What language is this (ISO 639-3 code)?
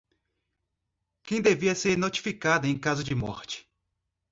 por